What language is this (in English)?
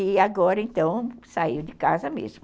Portuguese